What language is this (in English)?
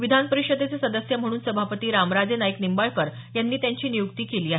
Marathi